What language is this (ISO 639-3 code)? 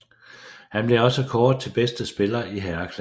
dan